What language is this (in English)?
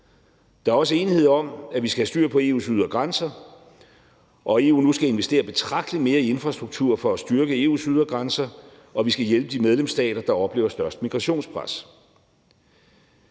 Danish